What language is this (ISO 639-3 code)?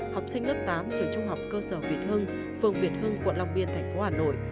vie